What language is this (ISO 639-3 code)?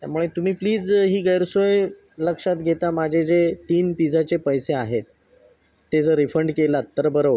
mar